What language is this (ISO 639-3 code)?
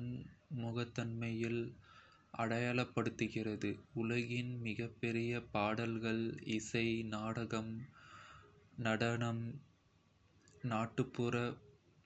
kfe